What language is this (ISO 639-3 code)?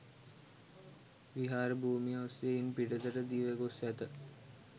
sin